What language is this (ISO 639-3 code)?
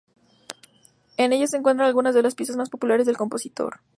spa